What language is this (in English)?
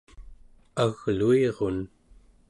Central Yupik